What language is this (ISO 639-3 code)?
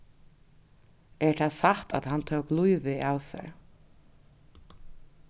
fao